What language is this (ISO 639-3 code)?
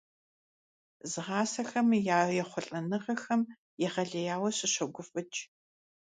kbd